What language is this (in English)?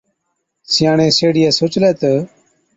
Od